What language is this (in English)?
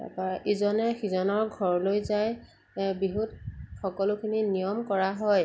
Assamese